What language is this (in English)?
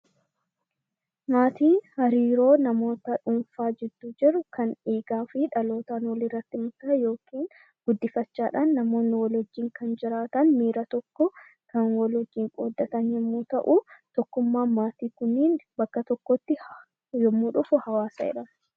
Oromo